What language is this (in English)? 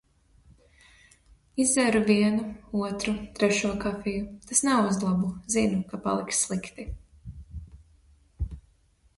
Latvian